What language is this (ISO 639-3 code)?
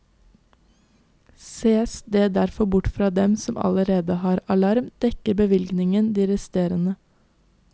nor